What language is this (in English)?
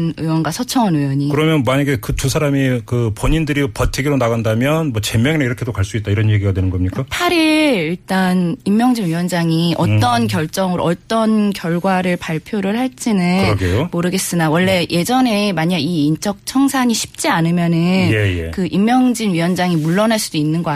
Korean